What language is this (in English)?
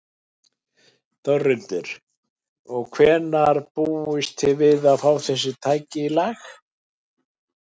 Icelandic